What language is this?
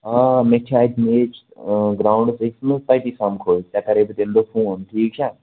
Kashmiri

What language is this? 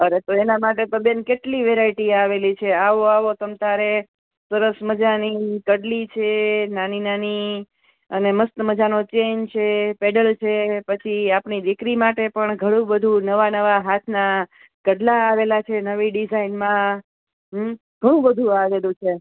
Gujarati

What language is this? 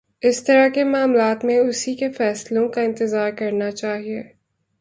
Urdu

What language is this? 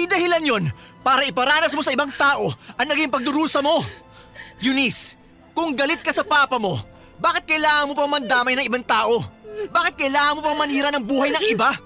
Filipino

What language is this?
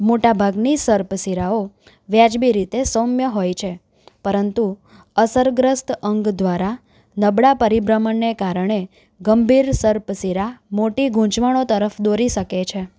Gujarati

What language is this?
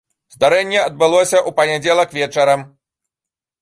Belarusian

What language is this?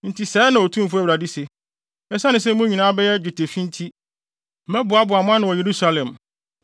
Akan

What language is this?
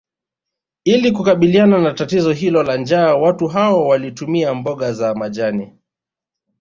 Swahili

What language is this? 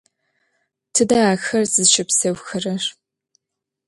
Adyghe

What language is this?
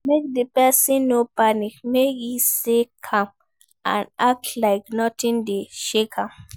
Nigerian Pidgin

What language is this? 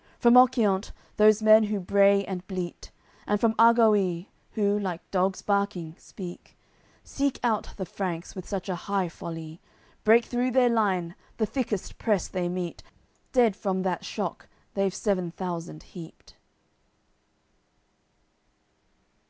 English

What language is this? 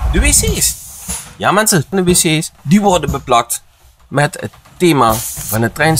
Dutch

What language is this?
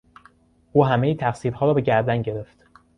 Persian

